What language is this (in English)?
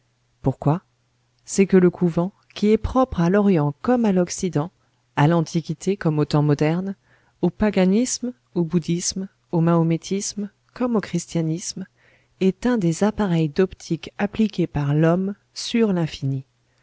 French